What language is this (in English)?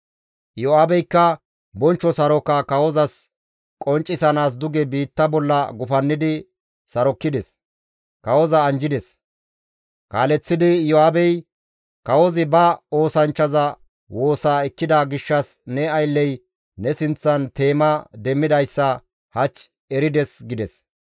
Gamo